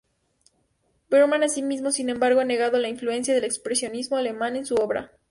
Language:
Spanish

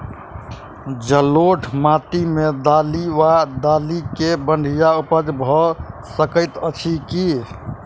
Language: Maithili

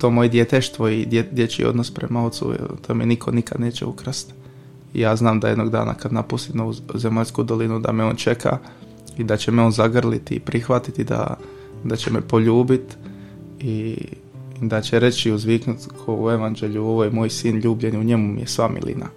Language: Croatian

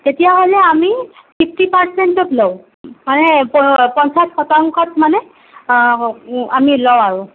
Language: Assamese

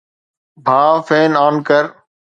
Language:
Sindhi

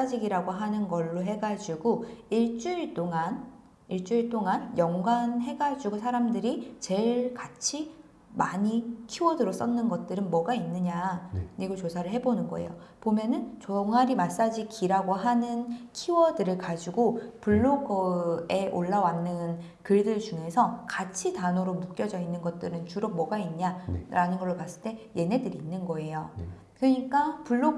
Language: Korean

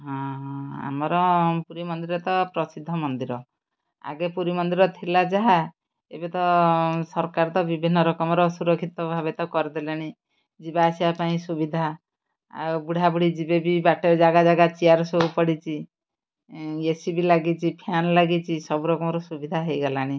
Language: Odia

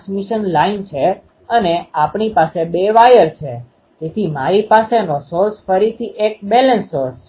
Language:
Gujarati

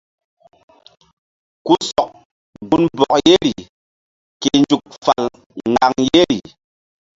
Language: Mbum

